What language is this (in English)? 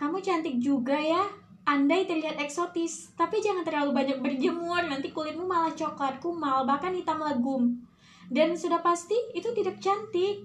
Indonesian